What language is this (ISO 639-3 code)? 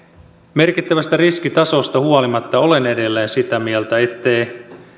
fin